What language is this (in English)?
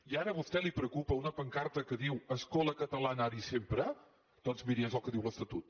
Catalan